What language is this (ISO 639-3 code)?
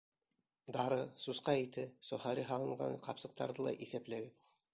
bak